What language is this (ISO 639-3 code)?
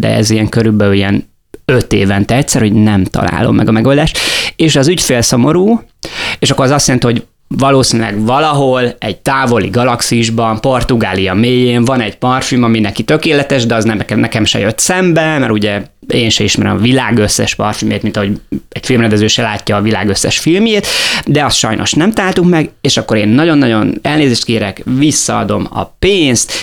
hun